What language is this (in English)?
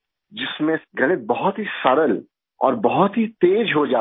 Hindi